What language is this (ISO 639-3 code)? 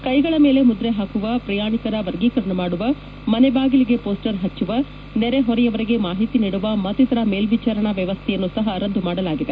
kan